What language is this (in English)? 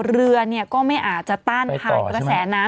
Thai